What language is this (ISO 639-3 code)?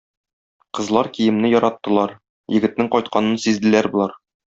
tat